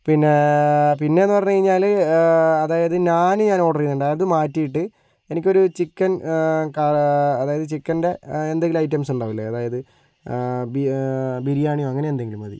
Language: Malayalam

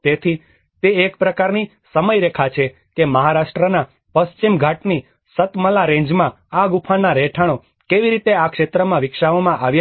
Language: Gujarati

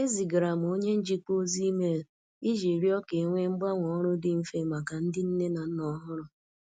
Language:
Igbo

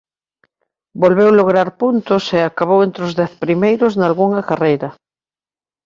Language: Galician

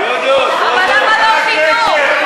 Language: Hebrew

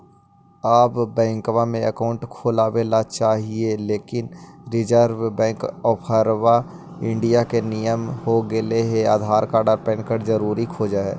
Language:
Magahi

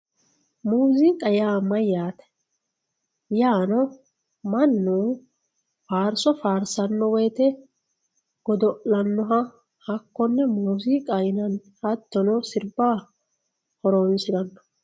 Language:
Sidamo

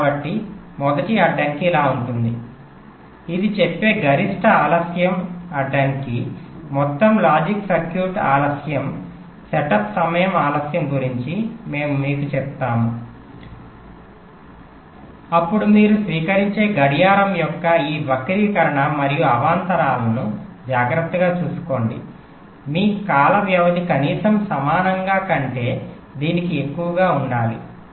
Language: Telugu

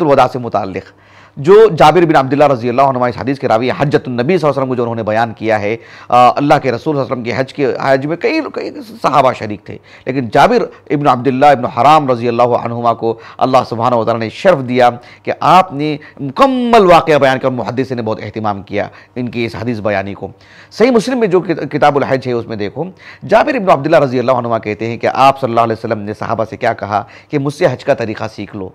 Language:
Hindi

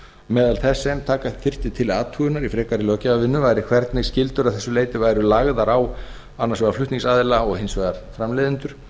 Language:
Icelandic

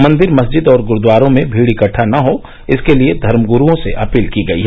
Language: Hindi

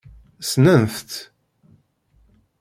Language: Kabyle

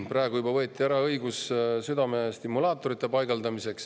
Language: Estonian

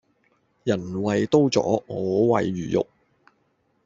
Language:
Cantonese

